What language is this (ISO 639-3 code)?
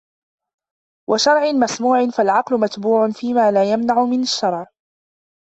ara